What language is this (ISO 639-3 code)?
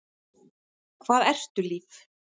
isl